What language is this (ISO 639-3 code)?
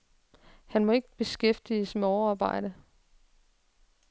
dan